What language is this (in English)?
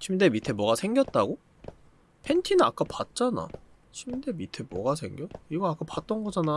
Korean